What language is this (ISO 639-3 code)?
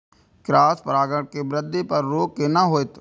mai